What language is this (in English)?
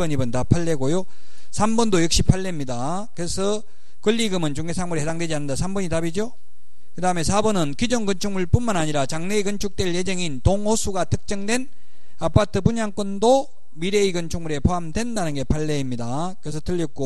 Korean